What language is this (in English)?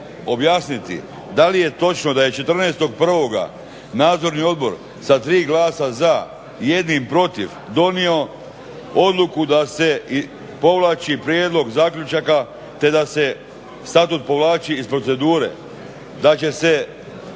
Croatian